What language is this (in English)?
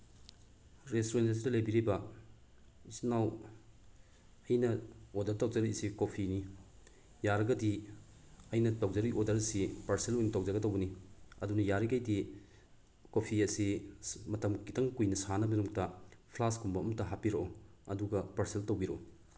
Manipuri